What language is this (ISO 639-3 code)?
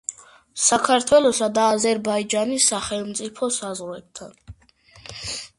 kat